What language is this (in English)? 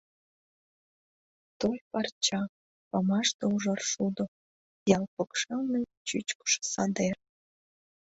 Mari